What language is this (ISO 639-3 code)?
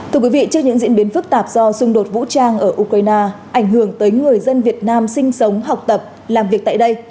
vie